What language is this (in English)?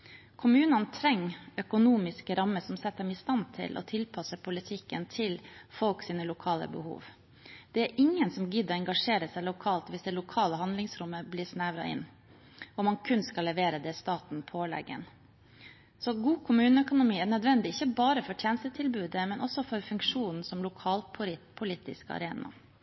Norwegian Bokmål